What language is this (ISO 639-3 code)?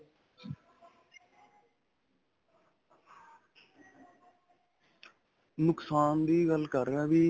pan